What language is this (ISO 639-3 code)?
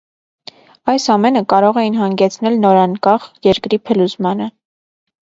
hye